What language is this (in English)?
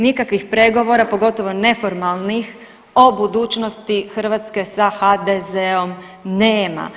Croatian